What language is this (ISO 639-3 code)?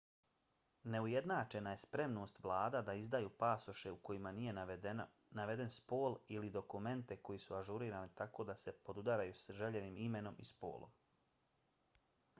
bos